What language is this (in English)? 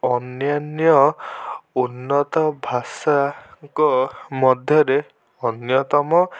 Odia